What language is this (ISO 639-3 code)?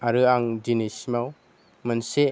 brx